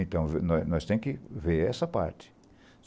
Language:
Portuguese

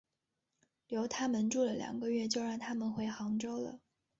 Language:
Chinese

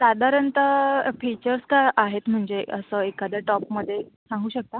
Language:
Marathi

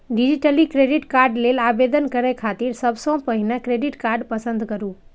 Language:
Maithili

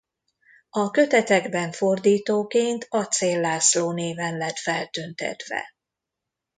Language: Hungarian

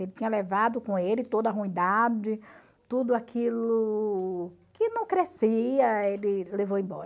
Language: Portuguese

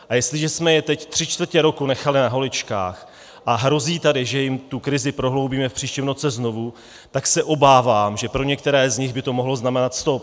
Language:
Czech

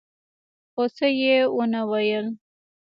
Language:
Pashto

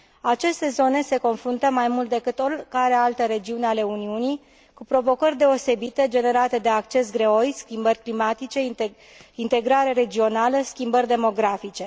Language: Romanian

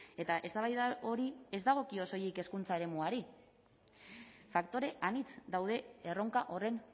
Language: Basque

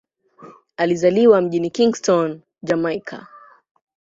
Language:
Swahili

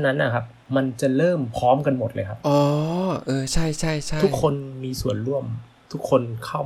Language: Thai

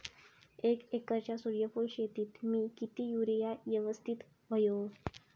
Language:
Marathi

